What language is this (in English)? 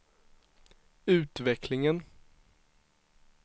Swedish